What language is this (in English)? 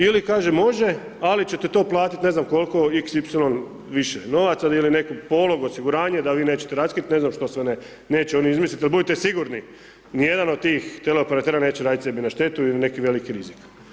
Croatian